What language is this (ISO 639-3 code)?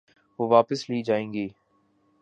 urd